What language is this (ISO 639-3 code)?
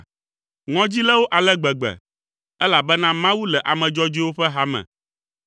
ewe